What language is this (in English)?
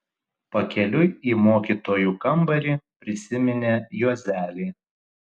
Lithuanian